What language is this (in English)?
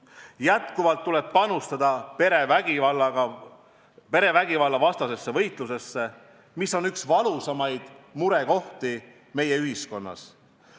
Estonian